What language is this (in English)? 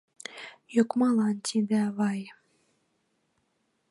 Mari